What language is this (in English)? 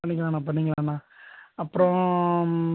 Tamil